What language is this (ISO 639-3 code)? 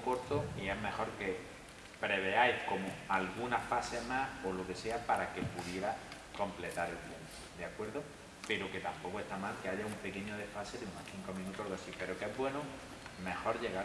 spa